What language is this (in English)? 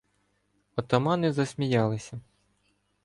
Ukrainian